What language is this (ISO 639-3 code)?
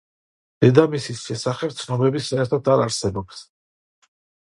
kat